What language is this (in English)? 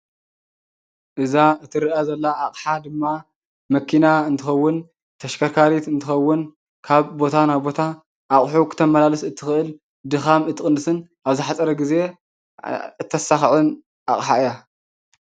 Tigrinya